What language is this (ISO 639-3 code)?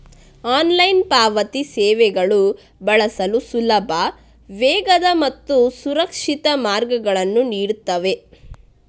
kan